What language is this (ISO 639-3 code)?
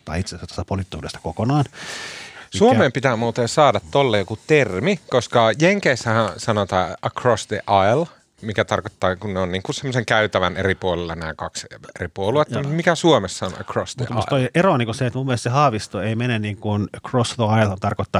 fin